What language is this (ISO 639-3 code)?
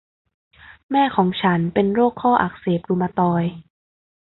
tha